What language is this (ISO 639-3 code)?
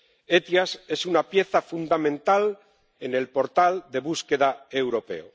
spa